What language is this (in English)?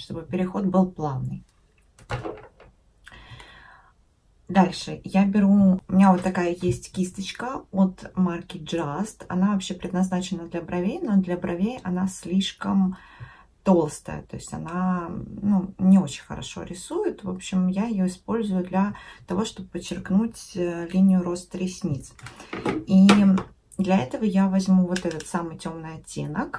Russian